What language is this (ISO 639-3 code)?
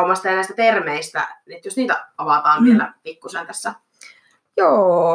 fin